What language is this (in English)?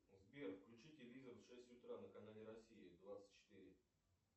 Russian